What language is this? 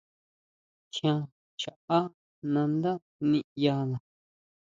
Huautla Mazatec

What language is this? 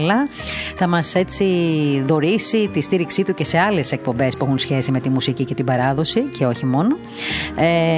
Greek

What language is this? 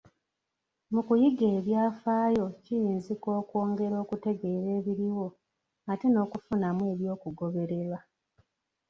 Ganda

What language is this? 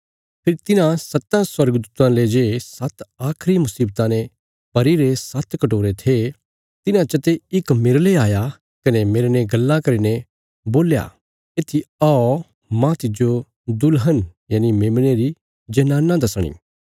Bilaspuri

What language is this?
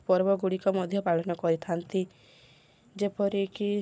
Odia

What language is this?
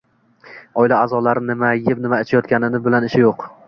Uzbek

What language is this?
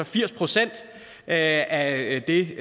Danish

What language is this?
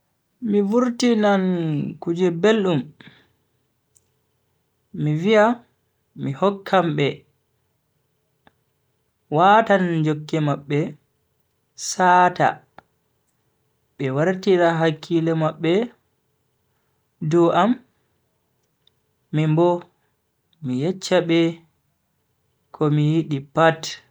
Bagirmi Fulfulde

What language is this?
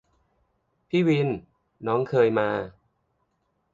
Thai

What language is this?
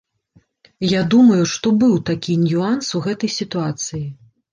Belarusian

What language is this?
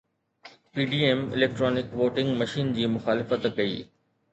Sindhi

